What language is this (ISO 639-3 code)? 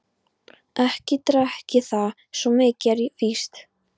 isl